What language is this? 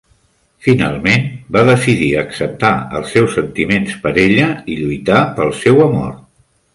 Catalan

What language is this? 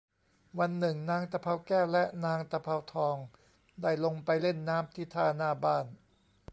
Thai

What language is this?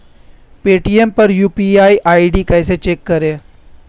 Hindi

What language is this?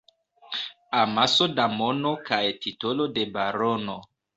Esperanto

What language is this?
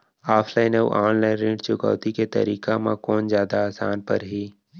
Chhattisgarhi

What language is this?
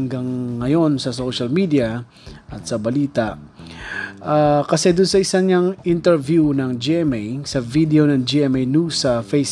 Filipino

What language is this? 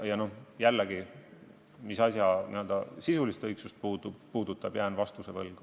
Estonian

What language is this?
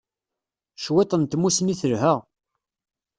Kabyle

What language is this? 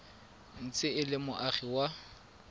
Tswana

